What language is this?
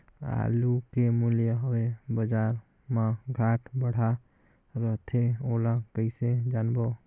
Chhattisgarhi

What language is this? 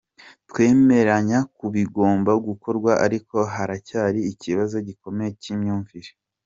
Kinyarwanda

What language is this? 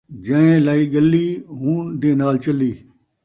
Saraiki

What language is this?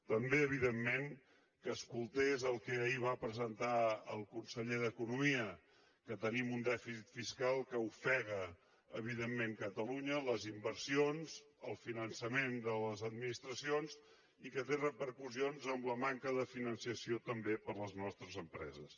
Catalan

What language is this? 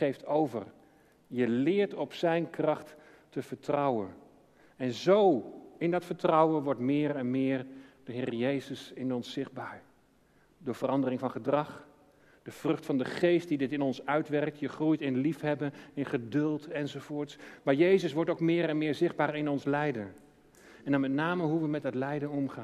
Dutch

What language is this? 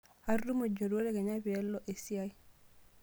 Masai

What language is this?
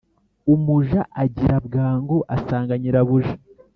Kinyarwanda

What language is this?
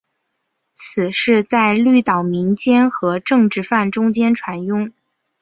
Chinese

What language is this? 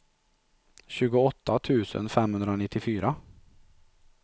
Swedish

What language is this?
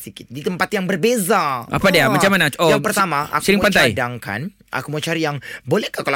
Malay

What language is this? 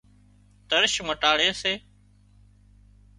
Wadiyara Koli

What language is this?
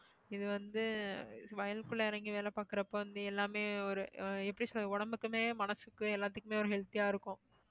Tamil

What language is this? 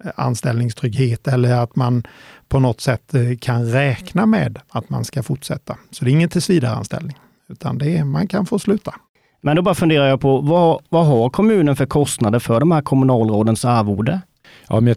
Swedish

